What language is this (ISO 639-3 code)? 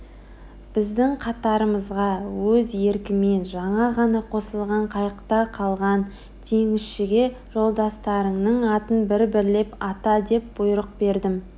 kaz